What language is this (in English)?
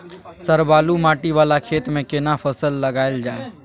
Maithili